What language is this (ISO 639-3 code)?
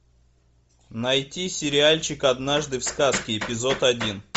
rus